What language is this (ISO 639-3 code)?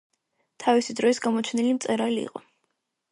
kat